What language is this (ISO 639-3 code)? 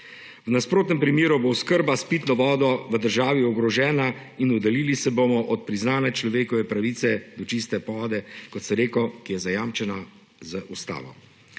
slv